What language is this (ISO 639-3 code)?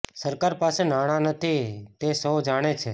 guj